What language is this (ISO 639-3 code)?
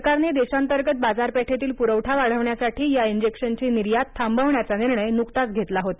mar